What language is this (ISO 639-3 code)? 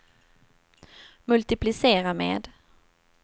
swe